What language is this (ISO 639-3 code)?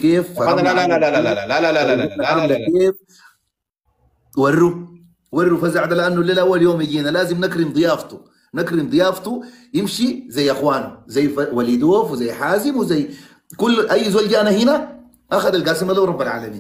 ara